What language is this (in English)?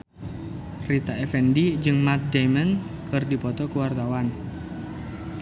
Sundanese